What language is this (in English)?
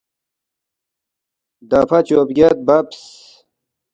Balti